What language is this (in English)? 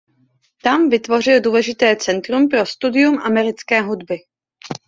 Czech